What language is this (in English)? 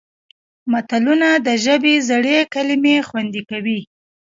Pashto